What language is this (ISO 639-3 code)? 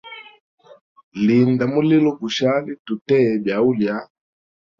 hem